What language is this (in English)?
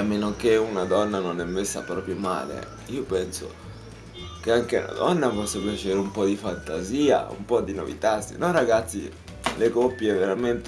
Italian